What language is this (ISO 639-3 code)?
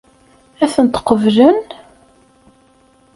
kab